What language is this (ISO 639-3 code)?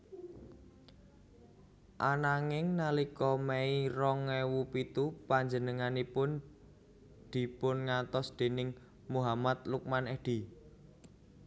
jav